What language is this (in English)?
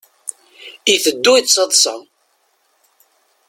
Kabyle